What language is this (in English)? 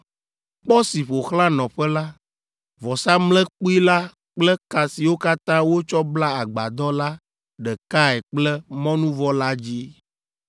Ewe